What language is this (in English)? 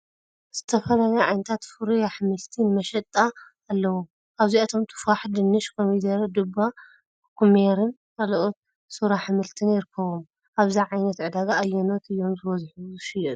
Tigrinya